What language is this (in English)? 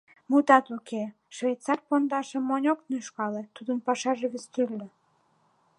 Mari